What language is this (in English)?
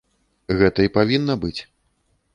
Belarusian